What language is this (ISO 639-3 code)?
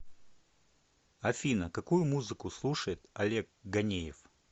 rus